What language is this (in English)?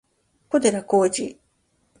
Japanese